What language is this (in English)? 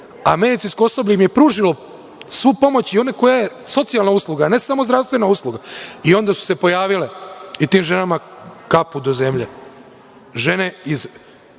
Serbian